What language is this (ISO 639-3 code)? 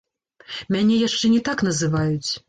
bel